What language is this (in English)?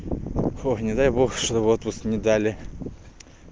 Russian